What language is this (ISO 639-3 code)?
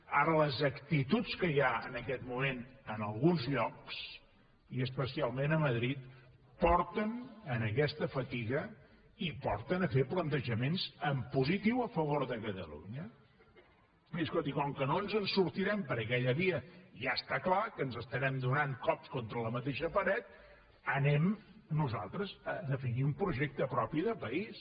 cat